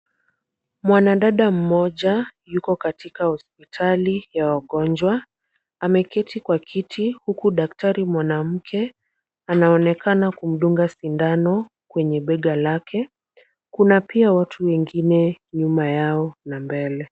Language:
Swahili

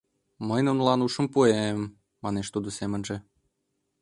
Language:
Mari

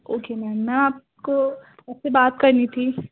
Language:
Urdu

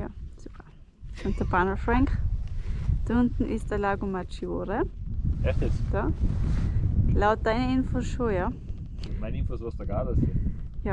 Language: German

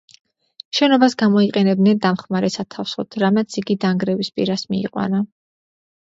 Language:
Georgian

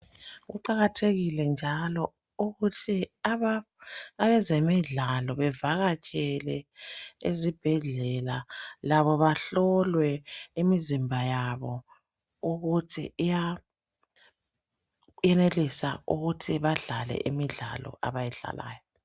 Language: North Ndebele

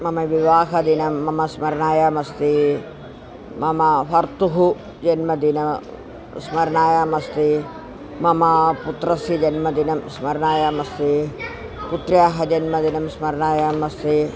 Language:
Sanskrit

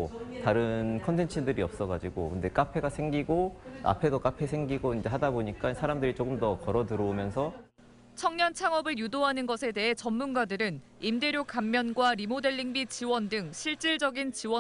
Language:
Korean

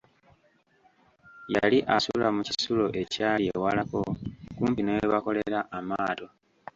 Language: Ganda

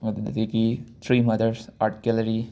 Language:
Manipuri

